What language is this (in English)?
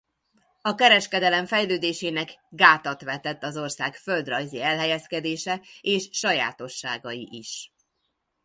Hungarian